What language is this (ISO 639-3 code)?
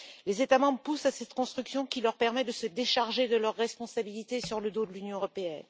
fra